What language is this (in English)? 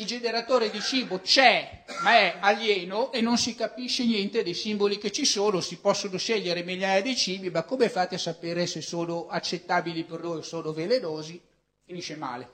Italian